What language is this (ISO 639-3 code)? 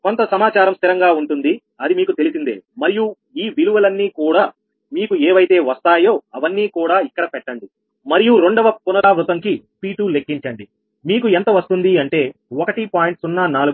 tel